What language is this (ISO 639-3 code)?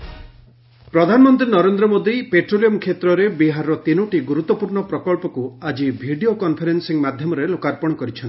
ori